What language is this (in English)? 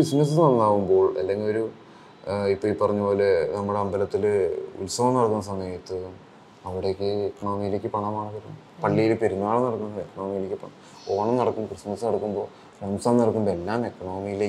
Malayalam